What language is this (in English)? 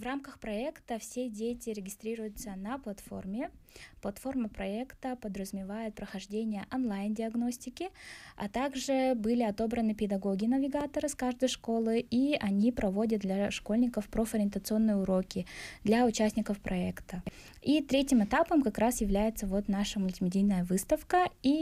Russian